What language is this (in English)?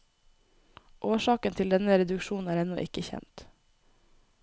Norwegian